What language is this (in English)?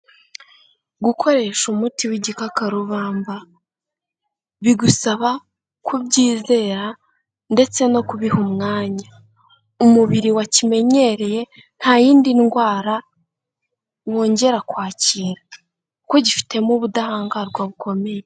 Kinyarwanda